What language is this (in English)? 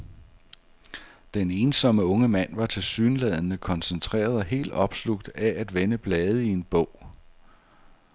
Danish